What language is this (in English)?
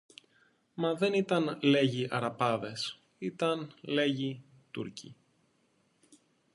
Greek